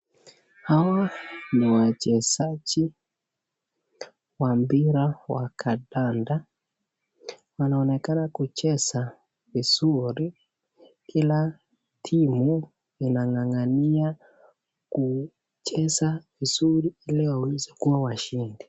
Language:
Swahili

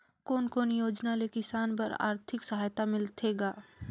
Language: Chhattisgarhi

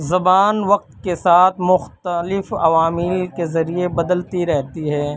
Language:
Urdu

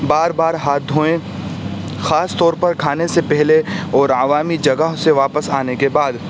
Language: Urdu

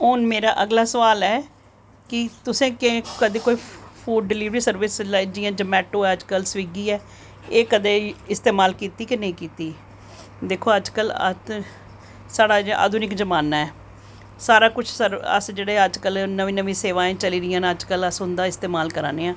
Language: Dogri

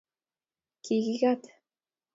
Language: Kalenjin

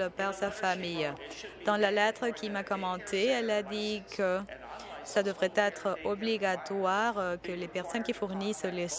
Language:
French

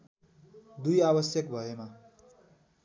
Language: Nepali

